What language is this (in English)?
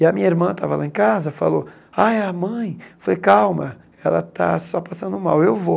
Portuguese